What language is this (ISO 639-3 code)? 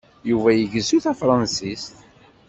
kab